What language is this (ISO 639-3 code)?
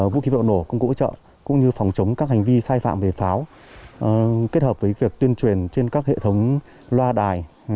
vie